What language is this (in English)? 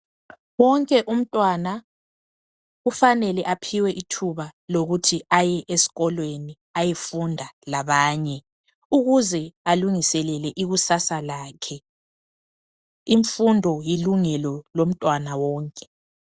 North Ndebele